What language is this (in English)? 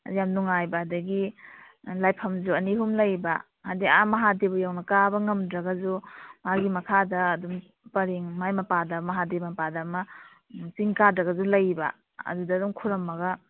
Manipuri